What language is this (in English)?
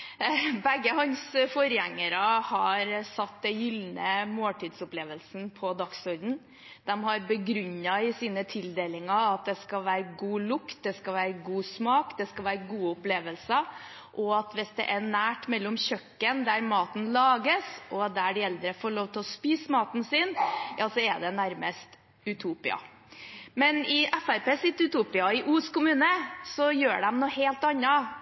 Norwegian Bokmål